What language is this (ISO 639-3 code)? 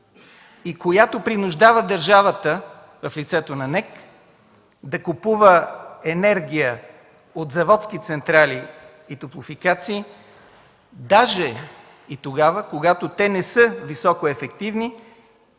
bul